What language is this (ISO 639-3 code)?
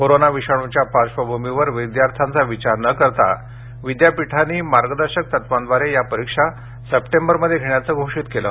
mar